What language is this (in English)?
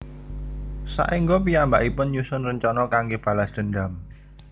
Javanese